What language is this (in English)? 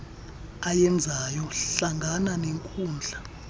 Xhosa